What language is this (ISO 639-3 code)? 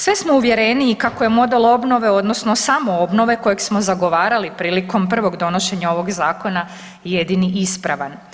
hrv